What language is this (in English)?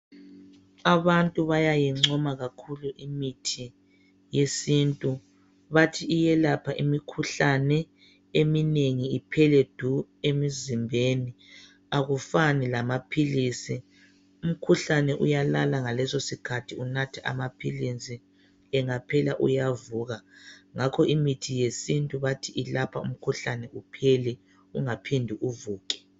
North Ndebele